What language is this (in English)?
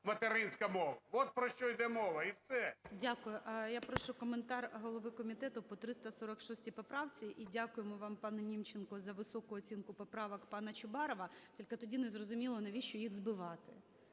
Ukrainian